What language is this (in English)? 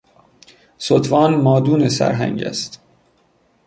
Persian